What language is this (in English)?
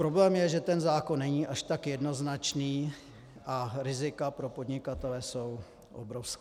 Czech